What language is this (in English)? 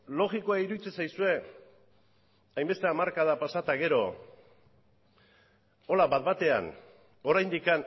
Basque